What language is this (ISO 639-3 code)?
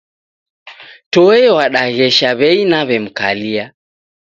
dav